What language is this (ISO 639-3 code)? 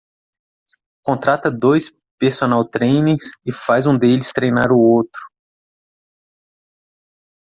por